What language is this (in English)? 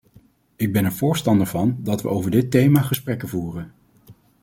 Dutch